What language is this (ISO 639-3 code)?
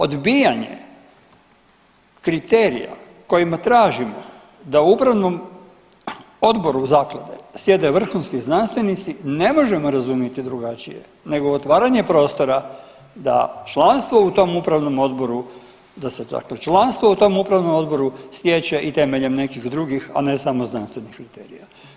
hrv